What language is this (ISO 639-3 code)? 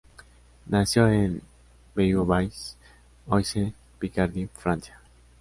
spa